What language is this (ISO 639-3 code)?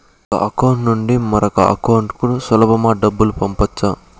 tel